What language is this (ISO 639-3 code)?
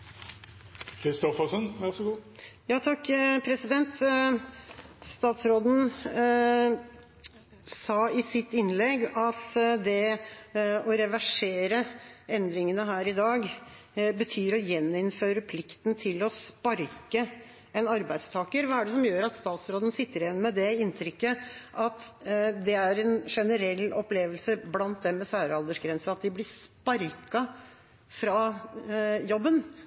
nor